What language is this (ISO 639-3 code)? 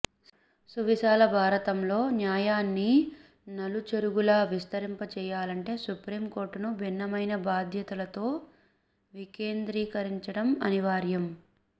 tel